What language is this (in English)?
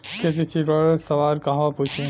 Bhojpuri